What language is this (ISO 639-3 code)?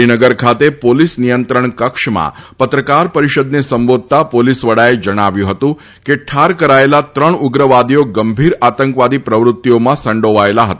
guj